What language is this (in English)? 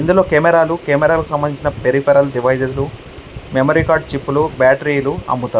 Telugu